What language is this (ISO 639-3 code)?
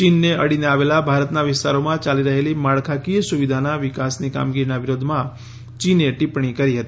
guj